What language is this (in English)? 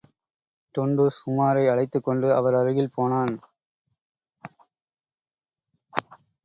Tamil